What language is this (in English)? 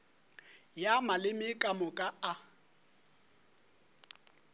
Northern Sotho